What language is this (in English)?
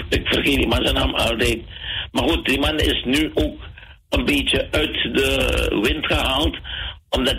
Dutch